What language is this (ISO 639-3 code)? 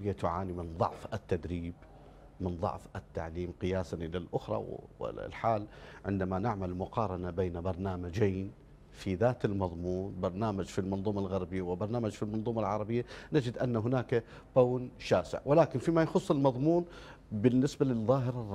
ara